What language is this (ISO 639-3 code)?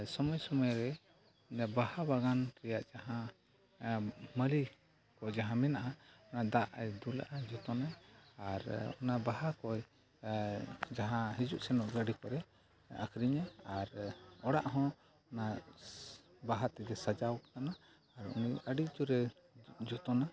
sat